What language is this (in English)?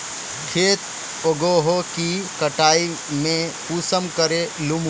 Magahi